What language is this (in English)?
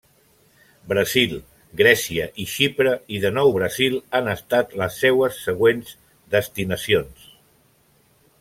Catalan